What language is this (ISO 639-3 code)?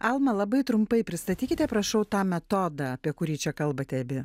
lit